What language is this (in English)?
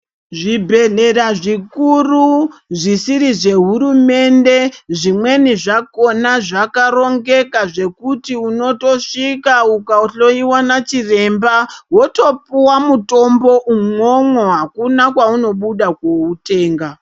Ndau